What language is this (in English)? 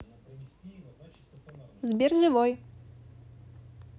Russian